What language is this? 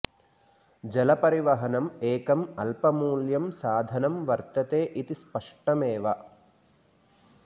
Sanskrit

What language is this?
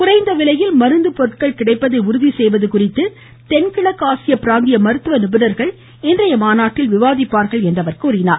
Tamil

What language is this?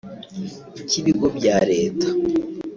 Kinyarwanda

